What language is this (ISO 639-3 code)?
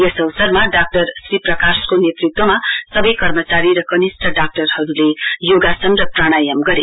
nep